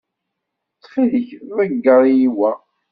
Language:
Kabyle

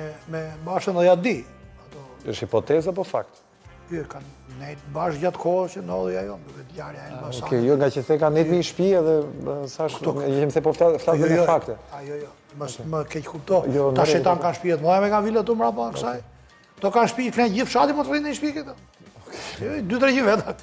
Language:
Romanian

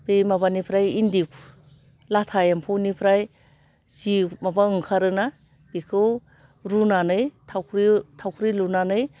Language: Bodo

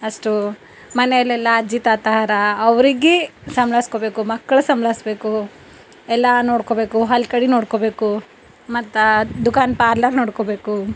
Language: Kannada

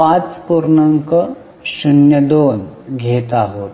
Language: Marathi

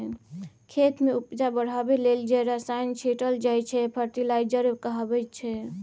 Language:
Maithili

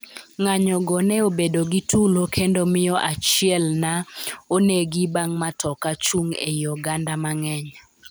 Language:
Luo (Kenya and Tanzania)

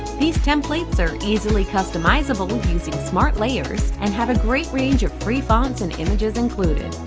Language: English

